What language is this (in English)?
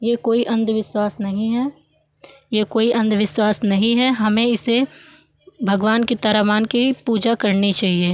Hindi